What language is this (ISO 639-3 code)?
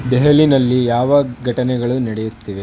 kan